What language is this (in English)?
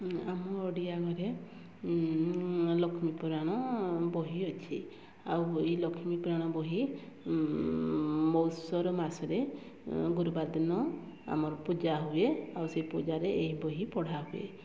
Odia